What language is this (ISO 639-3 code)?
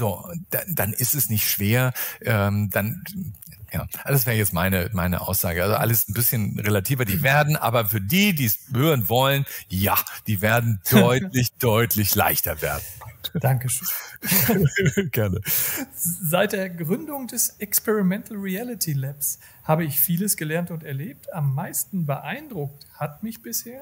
deu